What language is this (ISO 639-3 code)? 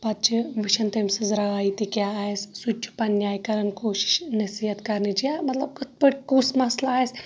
kas